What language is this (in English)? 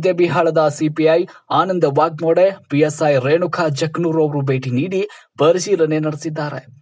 Hindi